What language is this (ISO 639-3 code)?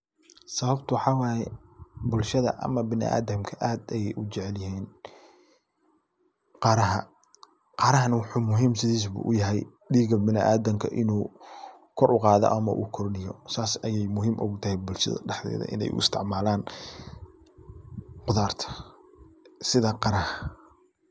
som